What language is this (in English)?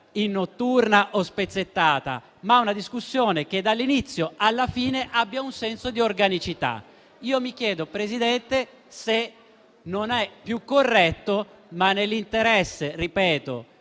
Italian